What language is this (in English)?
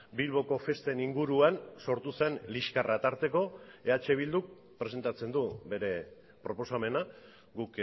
Basque